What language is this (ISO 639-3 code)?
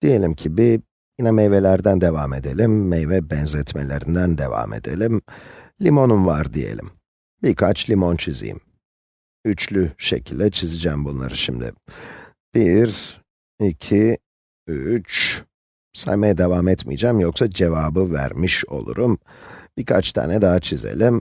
tur